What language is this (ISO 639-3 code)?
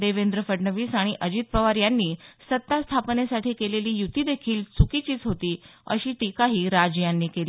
mar